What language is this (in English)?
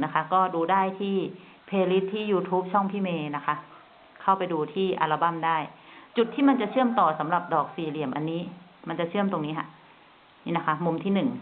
Thai